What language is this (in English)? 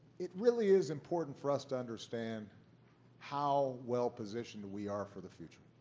English